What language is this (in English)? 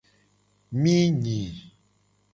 Gen